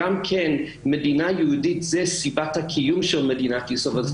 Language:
Hebrew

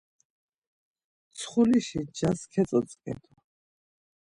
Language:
Laz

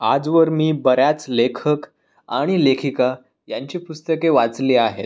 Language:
Marathi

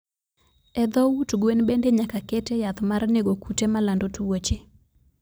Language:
Luo (Kenya and Tanzania)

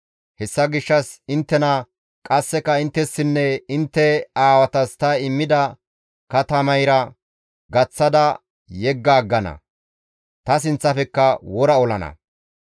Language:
Gamo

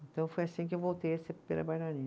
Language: Portuguese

